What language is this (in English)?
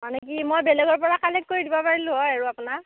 Assamese